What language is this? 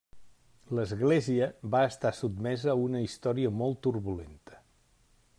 Catalan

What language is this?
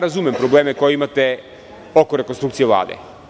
Serbian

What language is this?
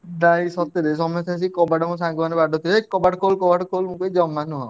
Odia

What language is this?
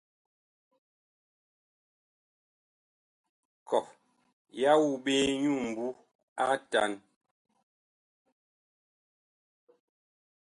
Bakoko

